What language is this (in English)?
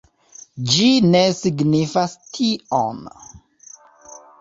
Esperanto